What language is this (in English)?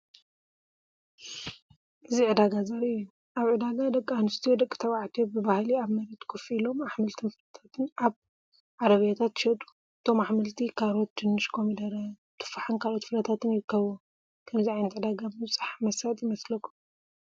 Tigrinya